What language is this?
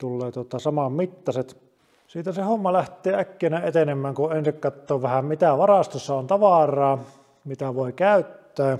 Finnish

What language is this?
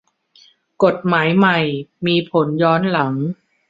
Thai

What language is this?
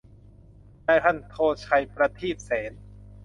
Thai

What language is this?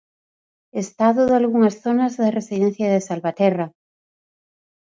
Galician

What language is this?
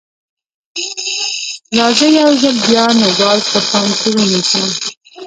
Pashto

